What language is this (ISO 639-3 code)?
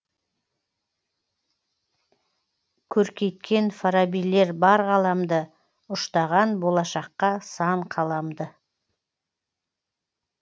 kaz